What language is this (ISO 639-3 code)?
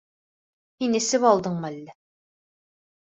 bak